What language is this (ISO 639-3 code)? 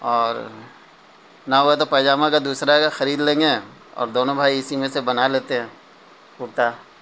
urd